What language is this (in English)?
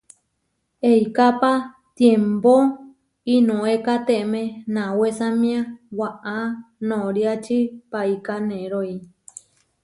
Huarijio